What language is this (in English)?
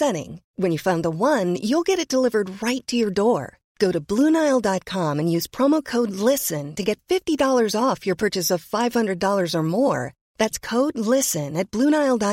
Persian